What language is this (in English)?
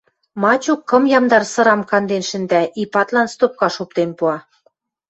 Western Mari